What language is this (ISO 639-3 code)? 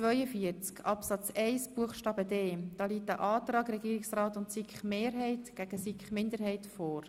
gsw